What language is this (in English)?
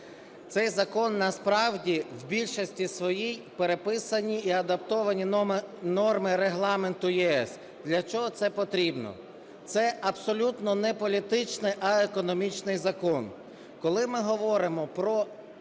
Ukrainian